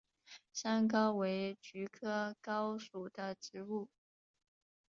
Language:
Chinese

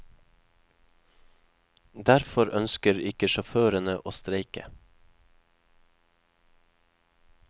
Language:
Norwegian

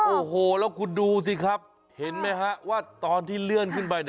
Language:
Thai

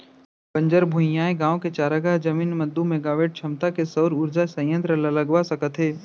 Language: Chhattisgarhi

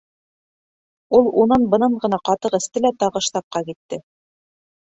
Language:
Bashkir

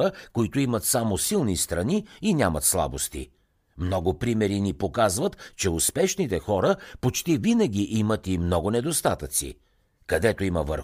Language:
Bulgarian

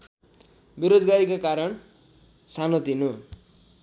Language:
Nepali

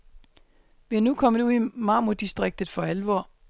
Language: Danish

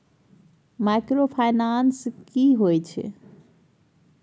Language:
Maithili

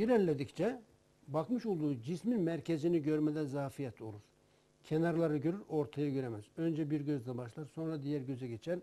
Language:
Turkish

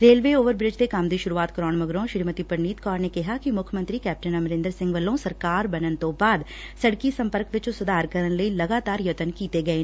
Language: Punjabi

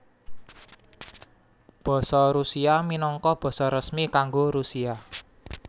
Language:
Javanese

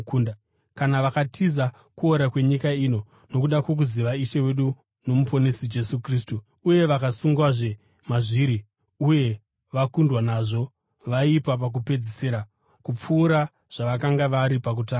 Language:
Shona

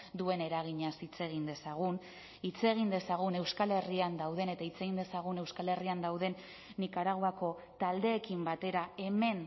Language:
Basque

